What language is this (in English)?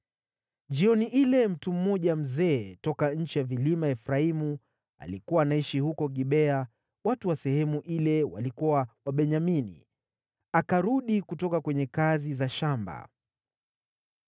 Swahili